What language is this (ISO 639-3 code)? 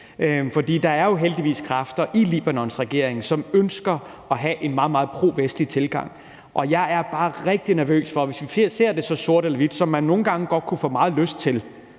dan